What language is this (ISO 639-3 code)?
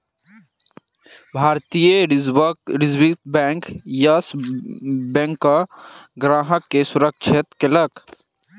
mai